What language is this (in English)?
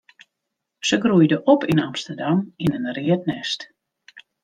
Western Frisian